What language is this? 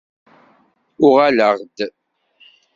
Kabyle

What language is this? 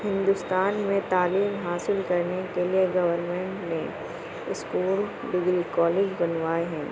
Urdu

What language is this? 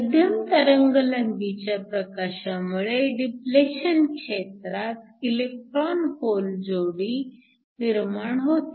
Marathi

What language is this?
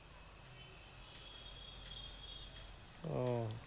Bangla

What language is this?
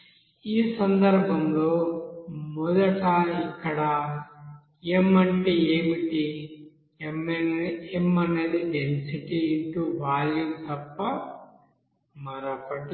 Telugu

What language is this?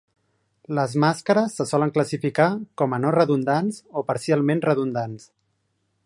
Catalan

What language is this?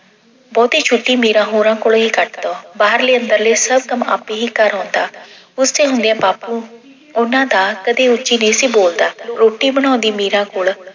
Punjabi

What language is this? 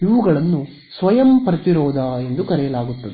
Kannada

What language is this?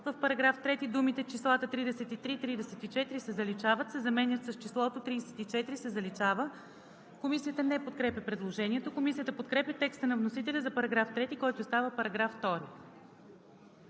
Bulgarian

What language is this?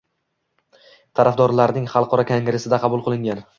Uzbek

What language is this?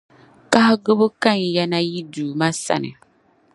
Dagbani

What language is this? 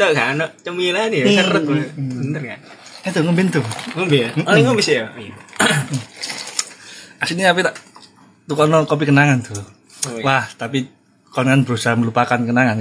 Indonesian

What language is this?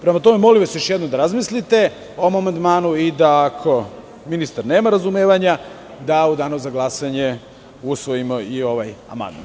Serbian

